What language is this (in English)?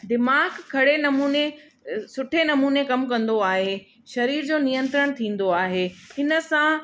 Sindhi